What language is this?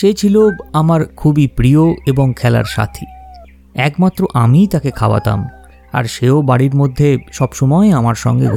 Bangla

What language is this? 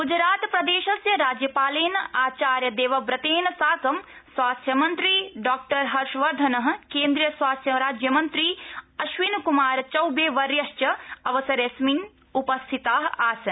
Sanskrit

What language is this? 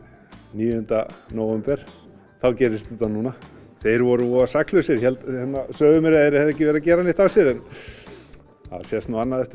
Icelandic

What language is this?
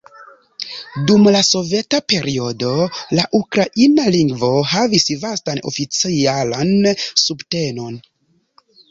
Esperanto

